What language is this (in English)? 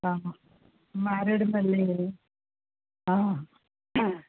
Telugu